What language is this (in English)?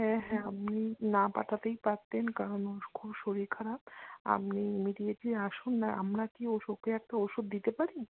Bangla